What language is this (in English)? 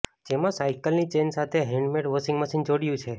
Gujarati